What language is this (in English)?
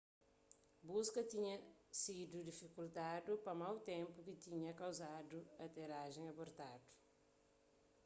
Kabuverdianu